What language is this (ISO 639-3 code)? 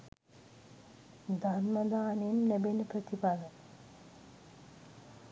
sin